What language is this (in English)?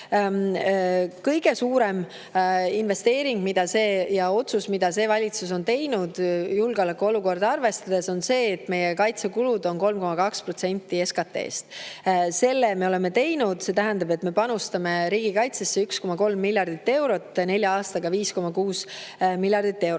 Estonian